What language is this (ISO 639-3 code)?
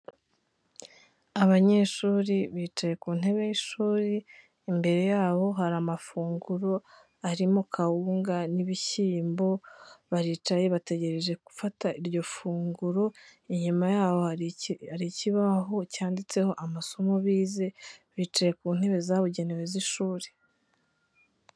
kin